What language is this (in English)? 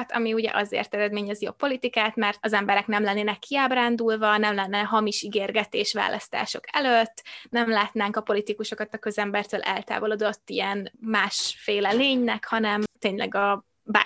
Hungarian